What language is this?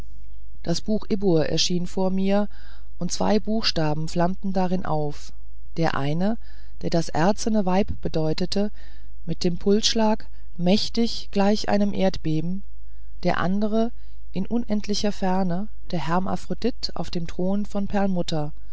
German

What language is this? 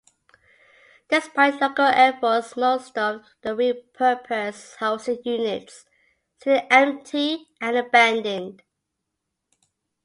English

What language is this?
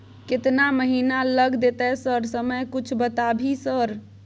Maithili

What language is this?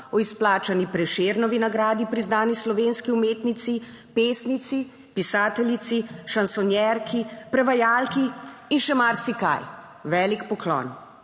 Slovenian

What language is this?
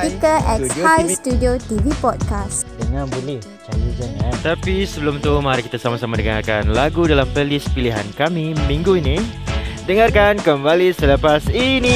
Malay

